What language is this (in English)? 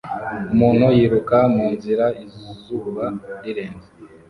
Kinyarwanda